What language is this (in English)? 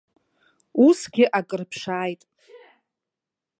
Abkhazian